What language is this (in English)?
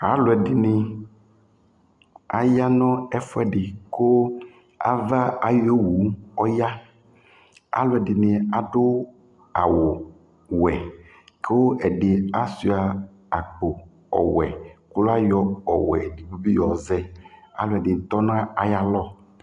Ikposo